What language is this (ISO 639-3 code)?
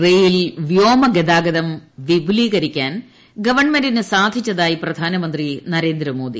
mal